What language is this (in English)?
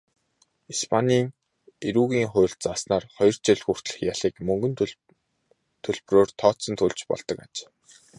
Mongolian